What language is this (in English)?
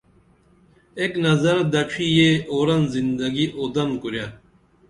Dameli